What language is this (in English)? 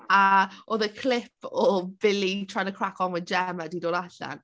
Welsh